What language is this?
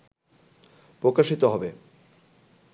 Bangla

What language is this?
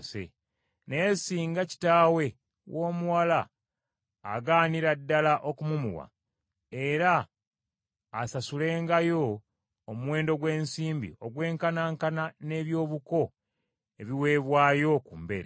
Ganda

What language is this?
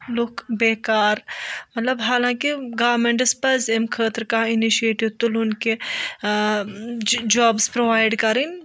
Kashmiri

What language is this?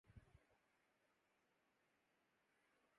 Urdu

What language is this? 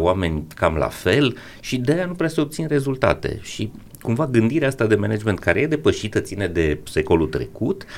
Romanian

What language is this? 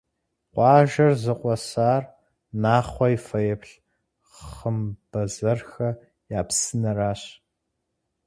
Kabardian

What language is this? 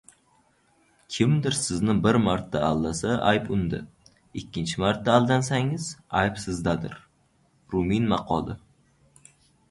Uzbek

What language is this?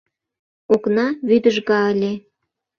Mari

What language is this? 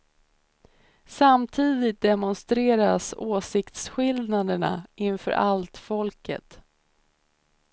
Swedish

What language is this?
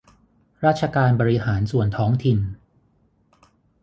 Thai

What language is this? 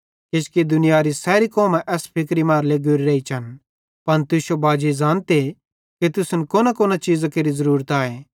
Bhadrawahi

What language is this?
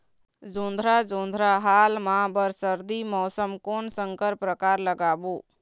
Chhattisgarhi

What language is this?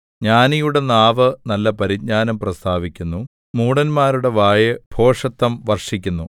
Malayalam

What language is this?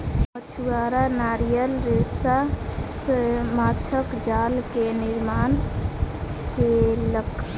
Maithili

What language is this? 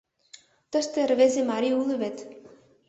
Mari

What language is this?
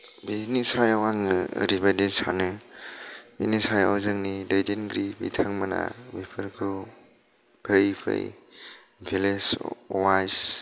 Bodo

